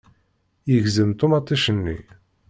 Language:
Kabyle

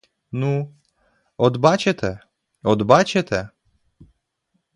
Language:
Ukrainian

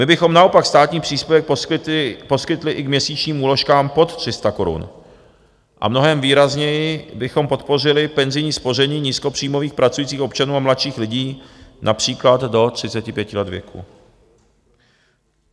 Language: Czech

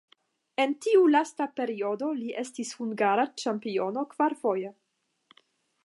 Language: Esperanto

